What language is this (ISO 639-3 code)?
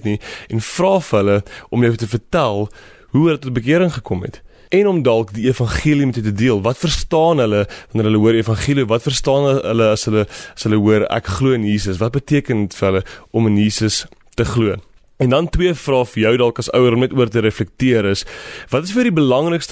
nld